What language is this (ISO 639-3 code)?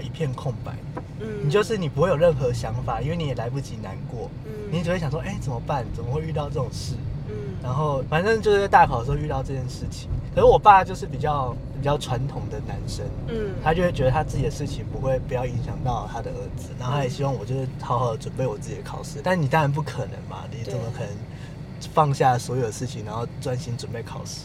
zho